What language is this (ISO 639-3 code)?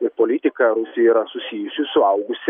lit